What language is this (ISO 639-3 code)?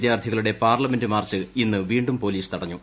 mal